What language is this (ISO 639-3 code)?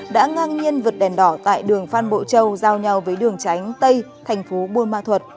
vie